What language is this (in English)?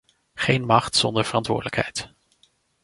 Dutch